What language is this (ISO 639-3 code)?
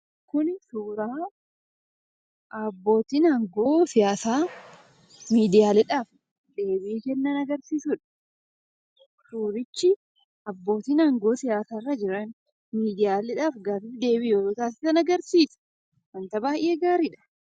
orm